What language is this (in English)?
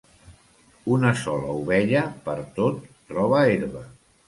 Catalan